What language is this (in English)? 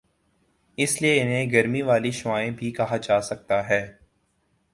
Urdu